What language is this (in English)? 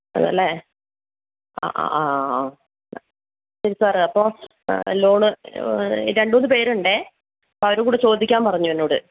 Malayalam